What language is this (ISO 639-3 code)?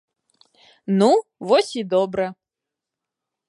bel